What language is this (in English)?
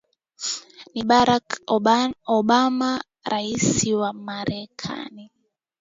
Swahili